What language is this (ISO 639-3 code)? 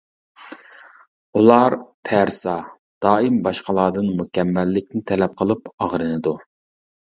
uig